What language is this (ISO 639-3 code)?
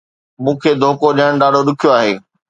snd